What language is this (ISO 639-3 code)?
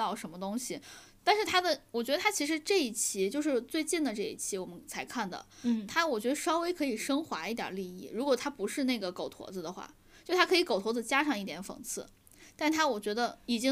zho